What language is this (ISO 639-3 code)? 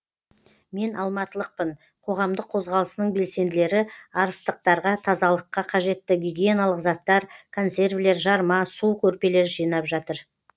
kaz